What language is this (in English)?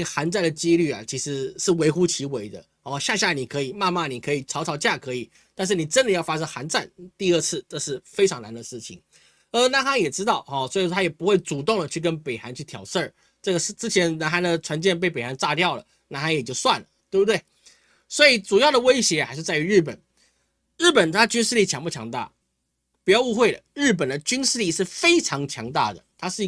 Chinese